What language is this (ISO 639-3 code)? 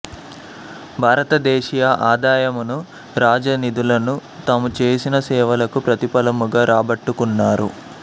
tel